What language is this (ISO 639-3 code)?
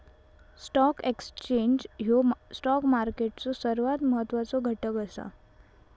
mar